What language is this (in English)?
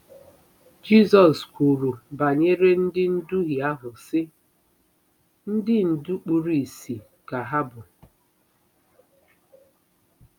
Igbo